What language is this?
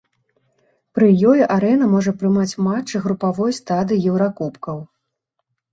Belarusian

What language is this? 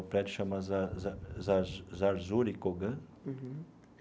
Portuguese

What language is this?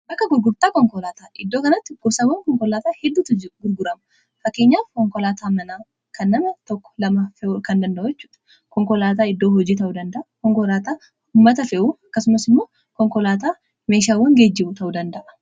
Oromo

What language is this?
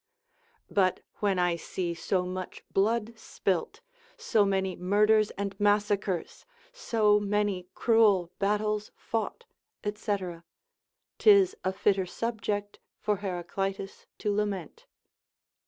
English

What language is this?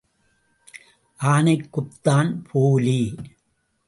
Tamil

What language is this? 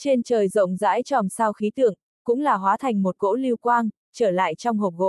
Vietnamese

